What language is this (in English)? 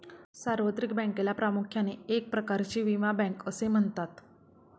Marathi